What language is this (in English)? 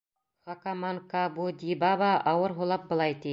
Bashkir